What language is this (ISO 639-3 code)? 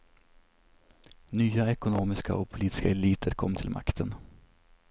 swe